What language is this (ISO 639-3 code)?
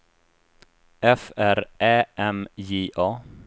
swe